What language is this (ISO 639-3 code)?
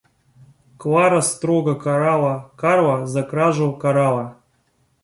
rus